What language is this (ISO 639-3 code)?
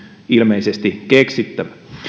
fin